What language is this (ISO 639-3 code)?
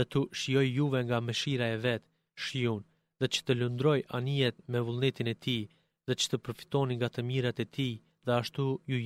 ell